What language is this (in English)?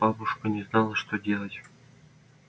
Russian